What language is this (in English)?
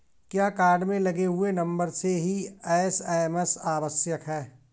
Hindi